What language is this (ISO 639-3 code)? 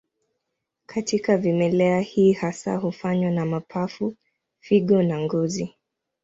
swa